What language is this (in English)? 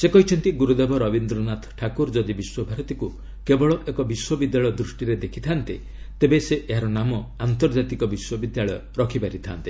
Odia